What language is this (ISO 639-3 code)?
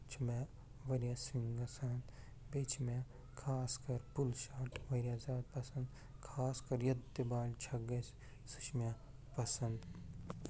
kas